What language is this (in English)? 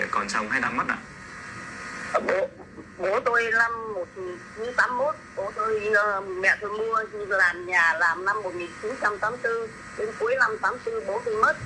Vietnamese